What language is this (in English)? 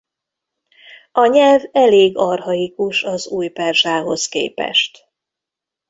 Hungarian